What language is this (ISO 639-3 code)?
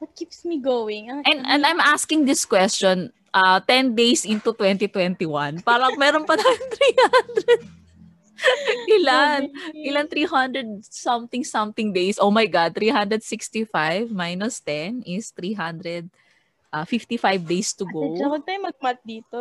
fil